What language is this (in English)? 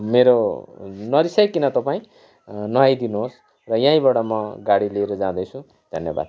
Nepali